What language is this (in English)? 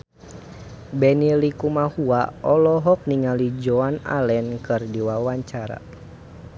Sundanese